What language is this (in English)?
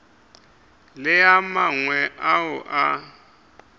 Northern Sotho